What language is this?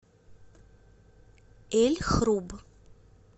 Russian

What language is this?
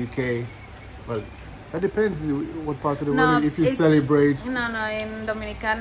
Spanish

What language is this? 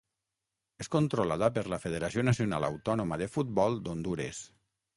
Catalan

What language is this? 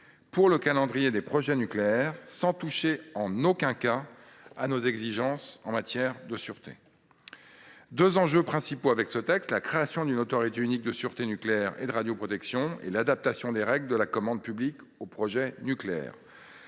French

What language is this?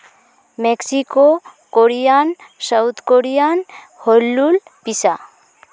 Santali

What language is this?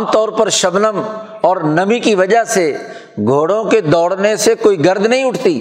Urdu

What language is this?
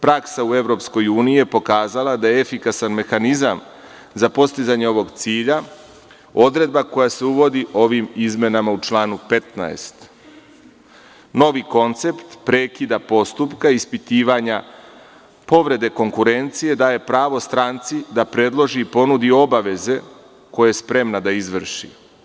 Serbian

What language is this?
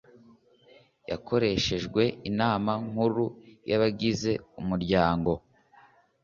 Kinyarwanda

